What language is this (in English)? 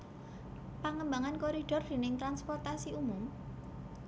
Javanese